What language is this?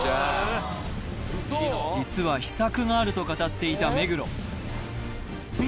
Japanese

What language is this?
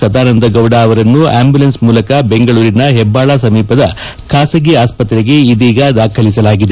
Kannada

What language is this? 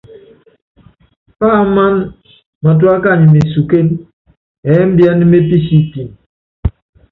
Yangben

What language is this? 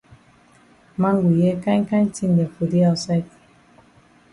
Cameroon Pidgin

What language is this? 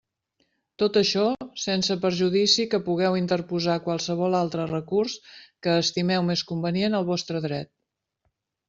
Catalan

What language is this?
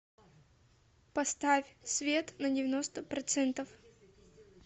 Russian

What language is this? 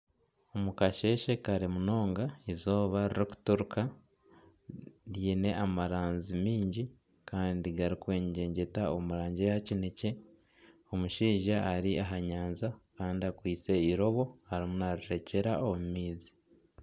Nyankole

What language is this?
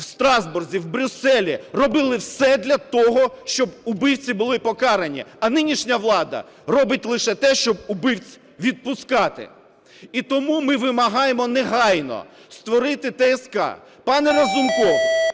Ukrainian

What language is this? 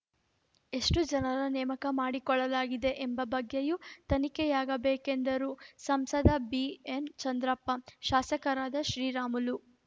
Kannada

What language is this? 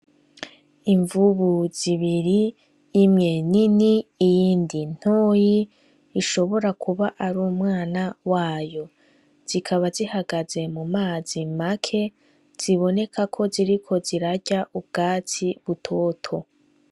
Rundi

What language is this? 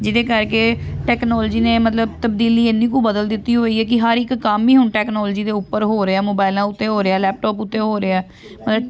Punjabi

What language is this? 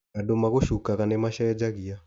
Kikuyu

